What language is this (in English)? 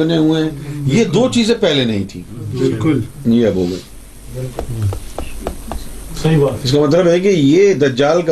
Urdu